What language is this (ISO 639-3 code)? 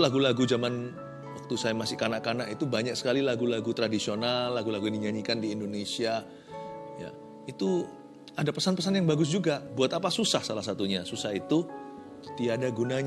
ind